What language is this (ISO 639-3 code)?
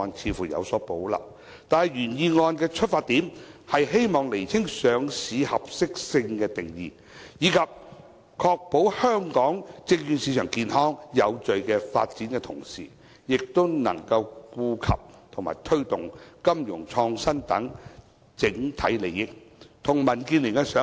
yue